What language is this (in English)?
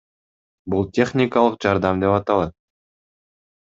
Kyrgyz